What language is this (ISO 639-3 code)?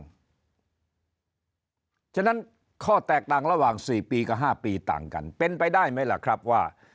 tha